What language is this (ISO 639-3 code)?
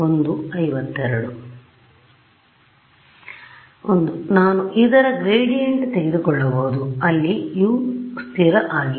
kan